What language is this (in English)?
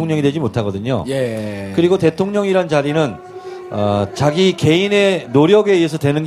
Korean